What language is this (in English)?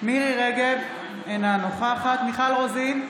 Hebrew